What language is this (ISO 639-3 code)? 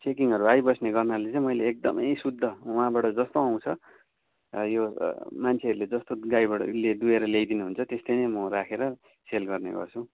nep